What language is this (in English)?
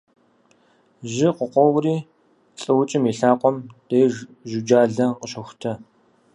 Kabardian